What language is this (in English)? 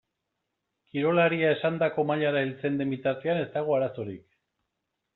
Basque